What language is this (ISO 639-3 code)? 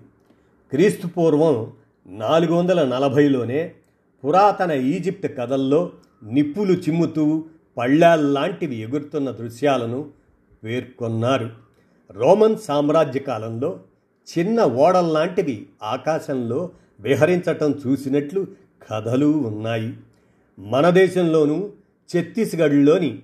tel